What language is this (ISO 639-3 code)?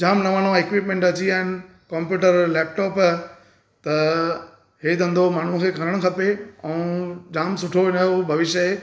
snd